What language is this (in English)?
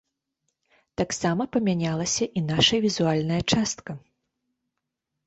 Belarusian